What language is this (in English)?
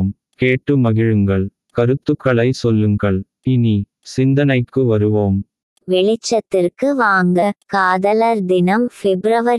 Tamil